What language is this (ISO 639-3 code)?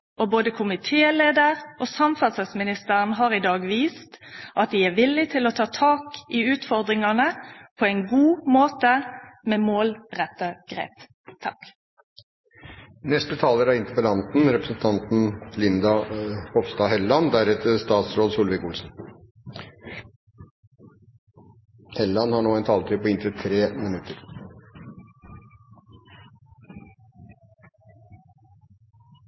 nor